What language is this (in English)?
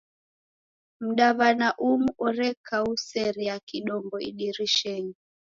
Taita